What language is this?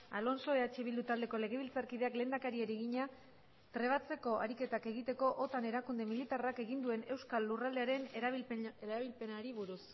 Basque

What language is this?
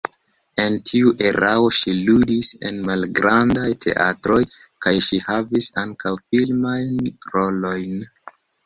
Esperanto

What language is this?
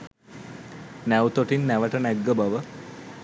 Sinhala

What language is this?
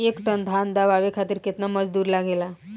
Bhojpuri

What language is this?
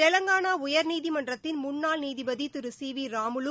Tamil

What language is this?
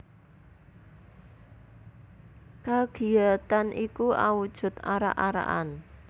Javanese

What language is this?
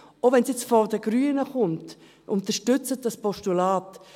Swiss German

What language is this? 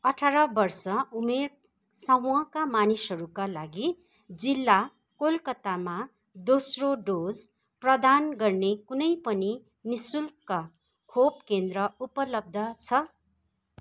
Nepali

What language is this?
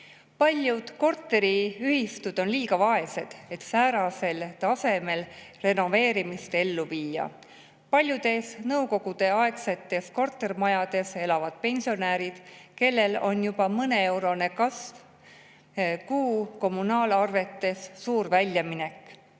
Estonian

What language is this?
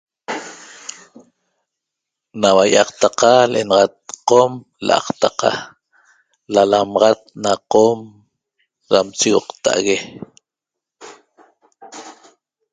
Toba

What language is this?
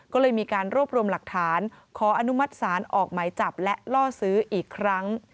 Thai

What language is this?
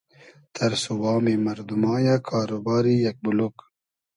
Hazaragi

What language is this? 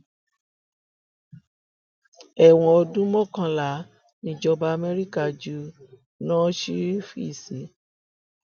Yoruba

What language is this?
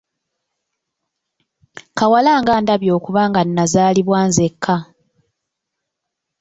Ganda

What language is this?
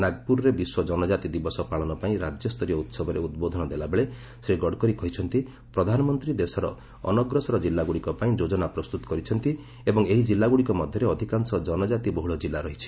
Odia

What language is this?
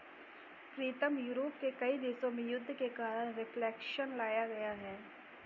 Hindi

